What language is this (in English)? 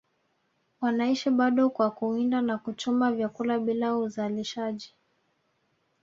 Swahili